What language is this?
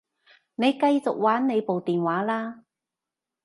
Cantonese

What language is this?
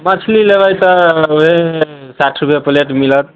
Maithili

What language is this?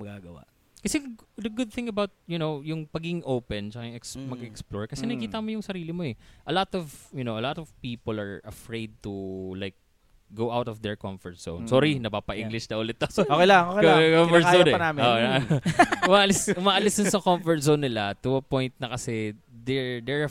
Filipino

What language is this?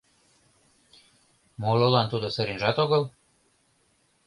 Mari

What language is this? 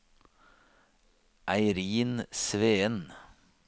Norwegian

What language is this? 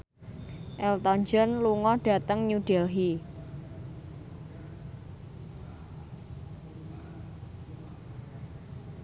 Javanese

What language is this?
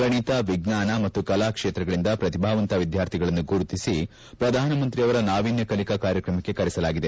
Kannada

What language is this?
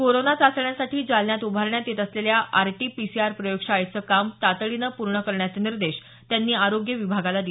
Marathi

